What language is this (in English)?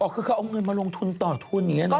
Thai